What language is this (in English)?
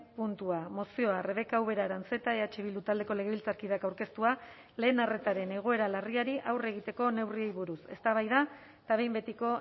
Basque